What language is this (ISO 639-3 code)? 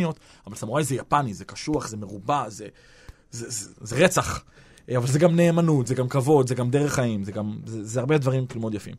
heb